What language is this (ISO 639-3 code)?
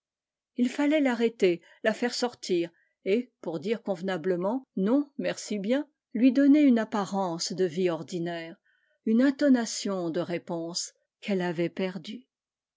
fra